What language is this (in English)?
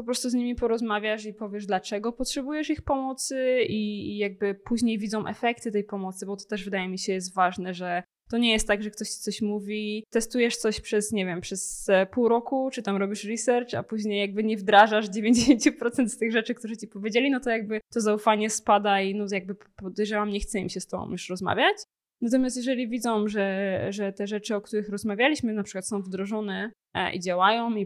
Polish